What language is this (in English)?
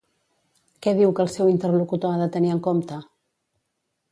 Catalan